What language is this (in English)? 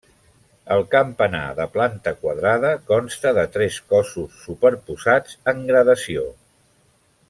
Catalan